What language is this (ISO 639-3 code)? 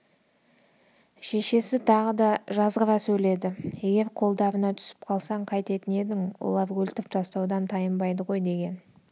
kaz